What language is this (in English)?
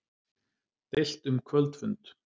Icelandic